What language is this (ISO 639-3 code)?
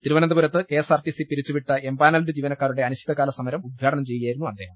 mal